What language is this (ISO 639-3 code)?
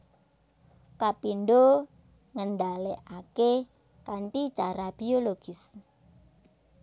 jav